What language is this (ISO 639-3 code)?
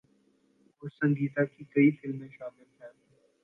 urd